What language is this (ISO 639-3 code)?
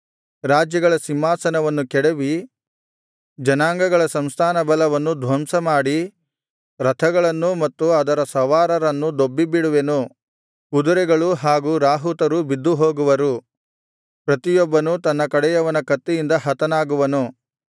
kan